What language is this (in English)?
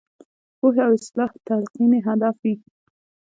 Pashto